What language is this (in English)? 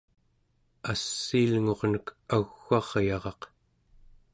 Central Yupik